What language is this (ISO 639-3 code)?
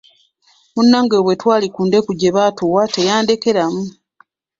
lug